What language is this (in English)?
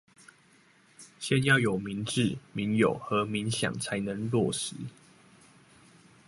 Chinese